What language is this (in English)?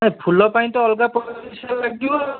Odia